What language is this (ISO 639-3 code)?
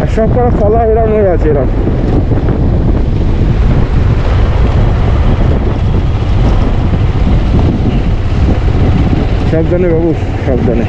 tur